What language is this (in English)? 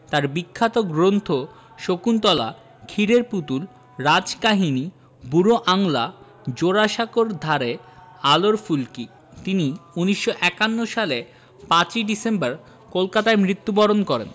Bangla